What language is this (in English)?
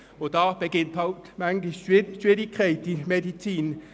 Swiss German